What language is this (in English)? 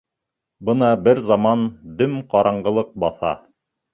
Bashkir